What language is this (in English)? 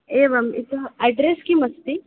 Sanskrit